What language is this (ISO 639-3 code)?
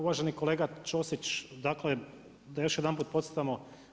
hrv